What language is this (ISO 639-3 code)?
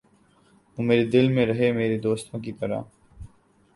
urd